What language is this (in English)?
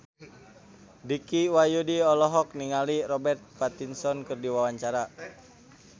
Sundanese